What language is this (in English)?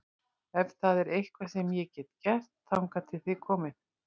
Icelandic